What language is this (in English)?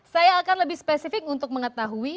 Indonesian